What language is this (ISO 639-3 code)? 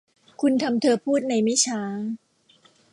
tha